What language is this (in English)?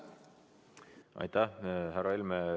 Estonian